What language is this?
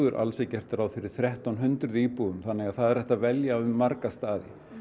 Icelandic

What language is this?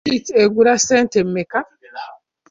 Ganda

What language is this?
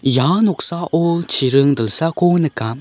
Garo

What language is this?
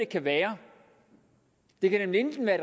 Danish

